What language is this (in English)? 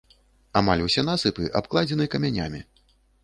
Belarusian